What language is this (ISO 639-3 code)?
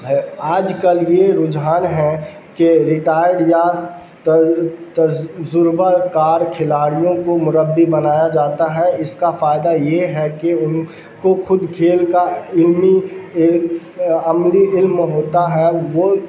urd